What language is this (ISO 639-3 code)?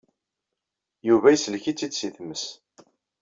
kab